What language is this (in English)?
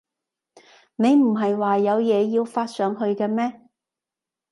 Cantonese